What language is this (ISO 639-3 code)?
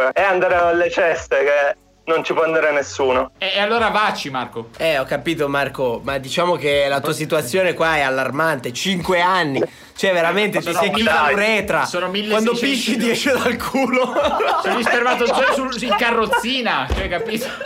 ita